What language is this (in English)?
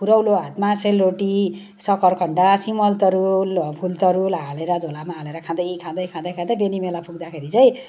Nepali